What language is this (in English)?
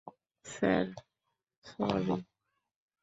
Bangla